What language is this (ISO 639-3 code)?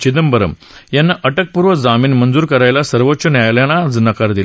mar